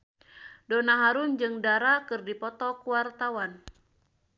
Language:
Sundanese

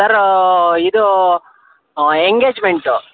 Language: Kannada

